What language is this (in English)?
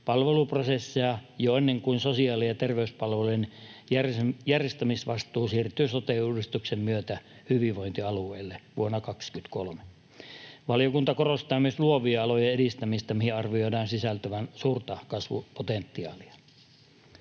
Finnish